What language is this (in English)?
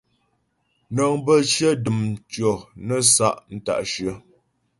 Ghomala